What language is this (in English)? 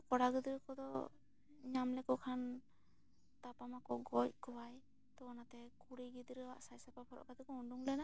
Santali